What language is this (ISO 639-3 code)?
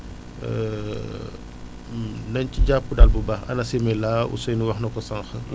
wol